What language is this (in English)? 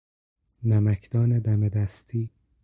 Persian